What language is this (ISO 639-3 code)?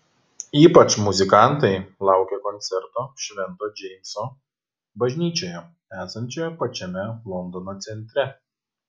lit